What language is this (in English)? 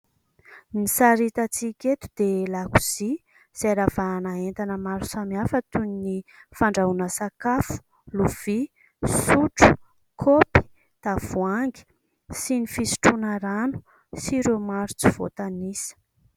Malagasy